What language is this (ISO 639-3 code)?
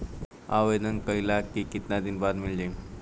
bho